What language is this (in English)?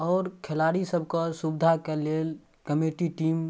Maithili